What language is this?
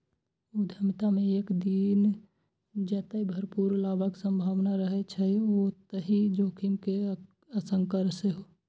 Maithili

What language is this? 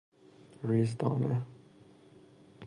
Persian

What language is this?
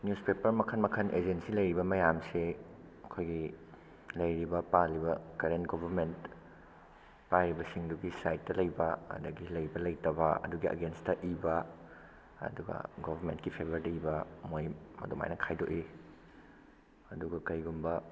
Manipuri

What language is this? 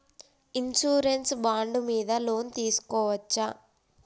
Telugu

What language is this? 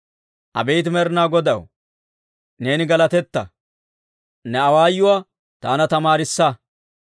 Dawro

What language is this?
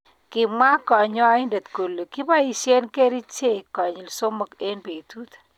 Kalenjin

